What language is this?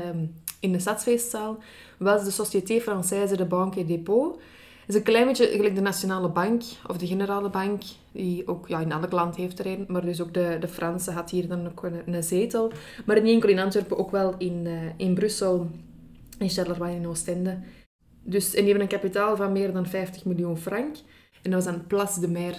Dutch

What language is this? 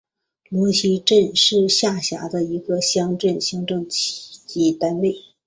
Chinese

